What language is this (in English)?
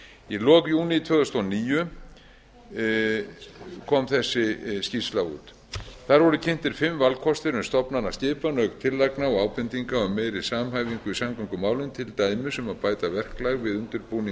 Icelandic